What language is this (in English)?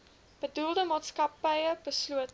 Afrikaans